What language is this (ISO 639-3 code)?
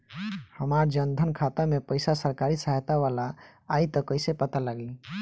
bho